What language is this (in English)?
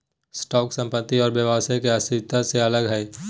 Magahi